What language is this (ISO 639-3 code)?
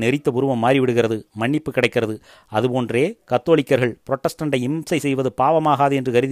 tam